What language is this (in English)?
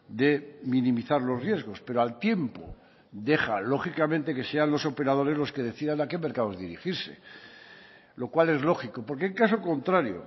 Spanish